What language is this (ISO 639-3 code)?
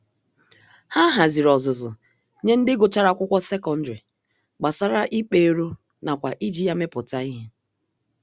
ibo